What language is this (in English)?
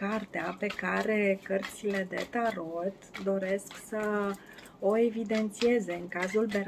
Romanian